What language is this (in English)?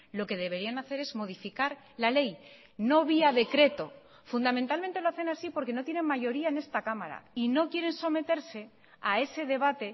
Spanish